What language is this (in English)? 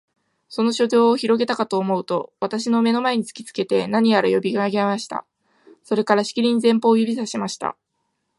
Japanese